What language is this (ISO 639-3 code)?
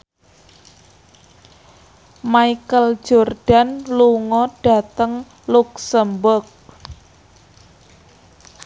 jav